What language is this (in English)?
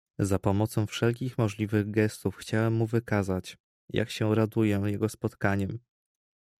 Polish